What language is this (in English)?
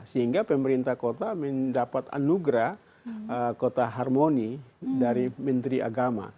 Indonesian